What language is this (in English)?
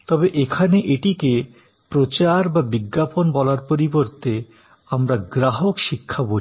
Bangla